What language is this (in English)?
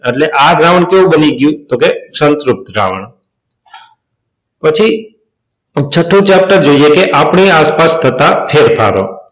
Gujarati